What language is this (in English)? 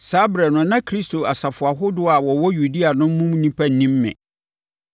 Akan